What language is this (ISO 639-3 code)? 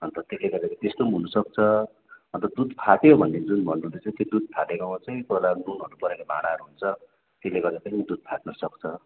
nep